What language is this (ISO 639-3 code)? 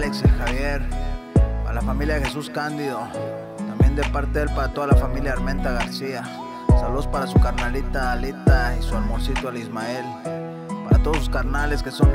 spa